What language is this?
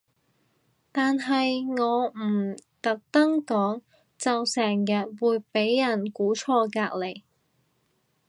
Cantonese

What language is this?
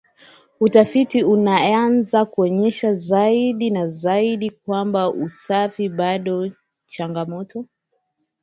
Swahili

